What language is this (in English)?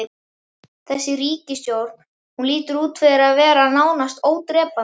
Icelandic